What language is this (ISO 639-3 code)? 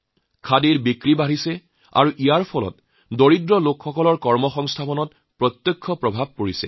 asm